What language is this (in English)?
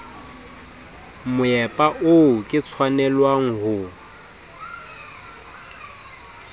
Southern Sotho